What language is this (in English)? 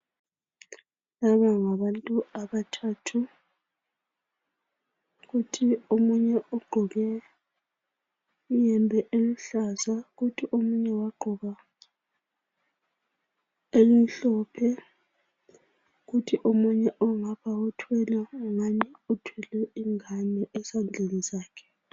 North Ndebele